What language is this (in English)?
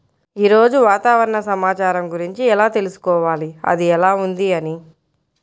Telugu